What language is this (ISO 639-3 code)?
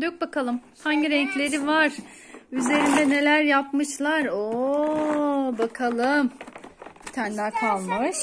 tur